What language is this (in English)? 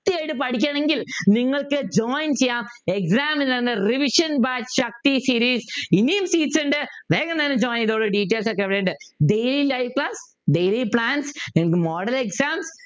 Malayalam